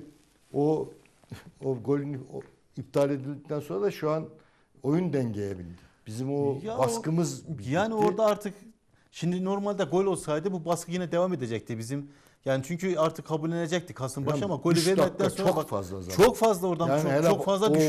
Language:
Turkish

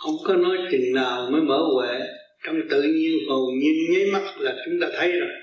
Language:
Vietnamese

